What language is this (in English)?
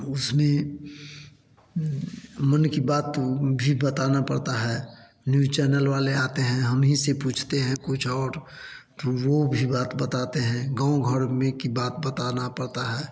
Hindi